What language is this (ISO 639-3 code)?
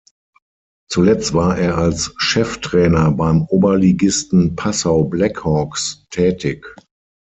deu